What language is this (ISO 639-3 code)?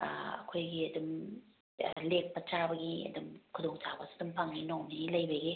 mni